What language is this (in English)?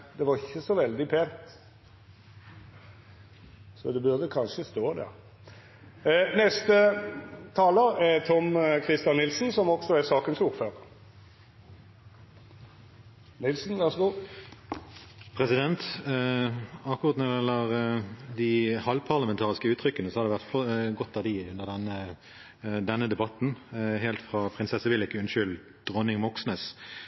Norwegian